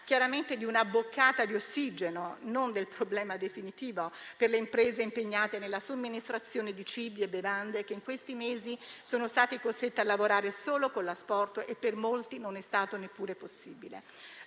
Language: Italian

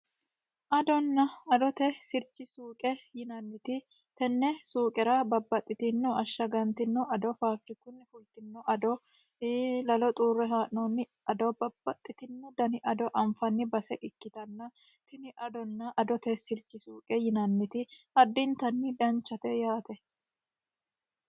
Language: Sidamo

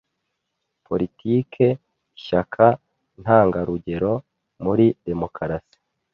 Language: Kinyarwanda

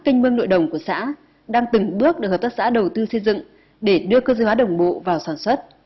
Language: Vietnamese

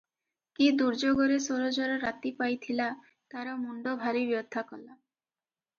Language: Odia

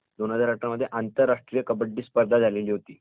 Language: Marathi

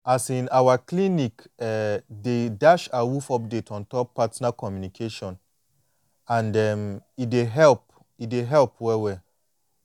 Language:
Nigerian Pidgin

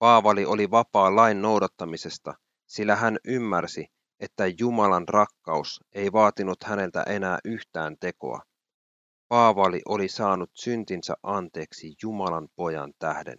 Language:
Finnish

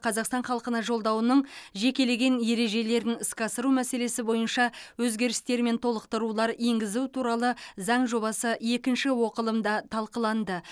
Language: Kazakh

